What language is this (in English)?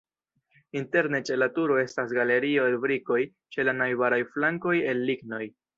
Esperanto